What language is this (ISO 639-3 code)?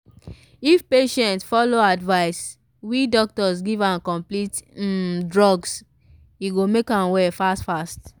pcm